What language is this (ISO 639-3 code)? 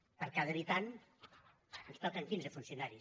cat